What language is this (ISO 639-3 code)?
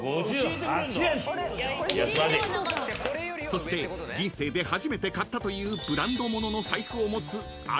jpn